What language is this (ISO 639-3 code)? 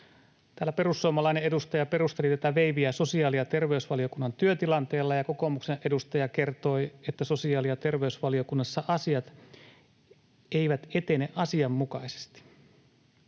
fin